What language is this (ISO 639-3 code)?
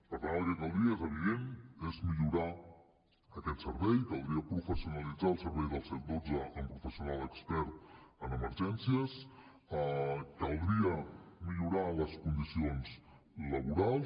cat